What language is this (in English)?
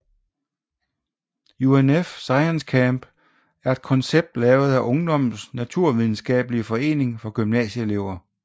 Danish